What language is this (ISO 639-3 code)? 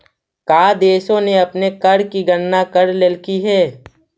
mag